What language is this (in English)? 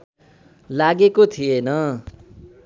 Nepali